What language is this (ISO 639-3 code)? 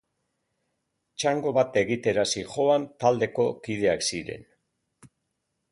eus